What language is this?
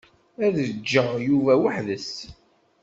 Kabyle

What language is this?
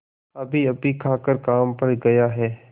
Hindi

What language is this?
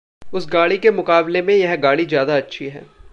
Hindi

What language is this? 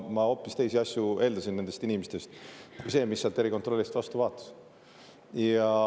Estonian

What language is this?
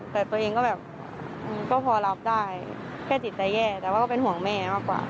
Thai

